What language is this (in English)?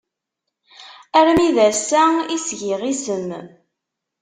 Kabyle